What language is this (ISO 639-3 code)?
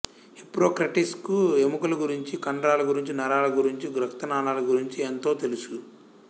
tel